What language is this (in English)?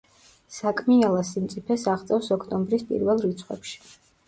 Georgian